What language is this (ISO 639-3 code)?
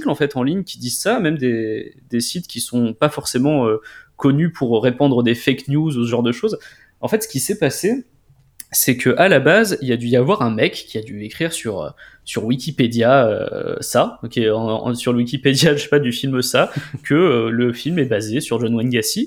fra